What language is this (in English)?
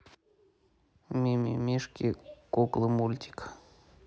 Russian